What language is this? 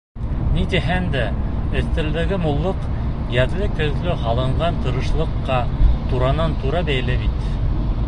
Bashkir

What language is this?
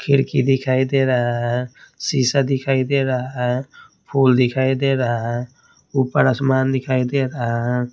Hindi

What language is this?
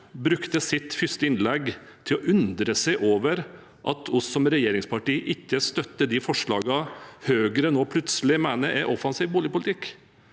Norwegian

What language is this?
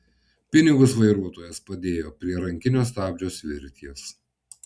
Lithuanian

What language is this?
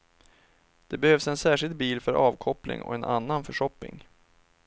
Swedish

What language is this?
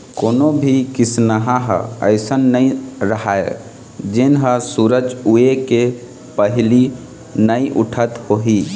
Chhattisgarhi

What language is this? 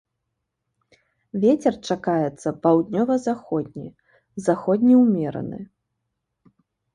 Belarusian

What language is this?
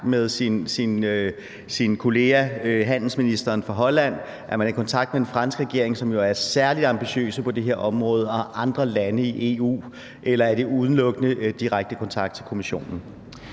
Danish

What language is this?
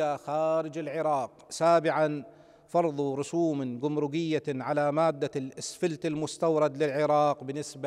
Arabic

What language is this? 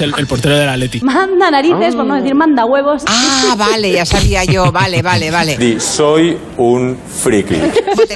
Spanish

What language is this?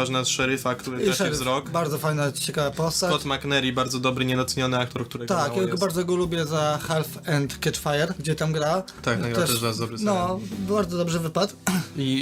Polish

